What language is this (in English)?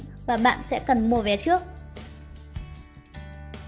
Vietnamese